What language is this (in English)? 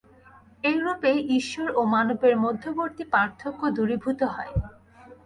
Bangla